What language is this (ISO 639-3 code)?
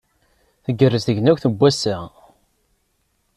kab